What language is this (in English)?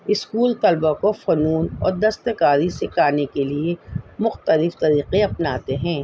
Urdu